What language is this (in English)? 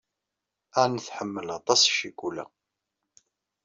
Kabyle